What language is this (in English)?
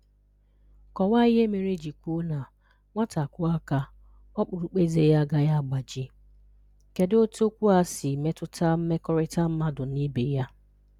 Igbo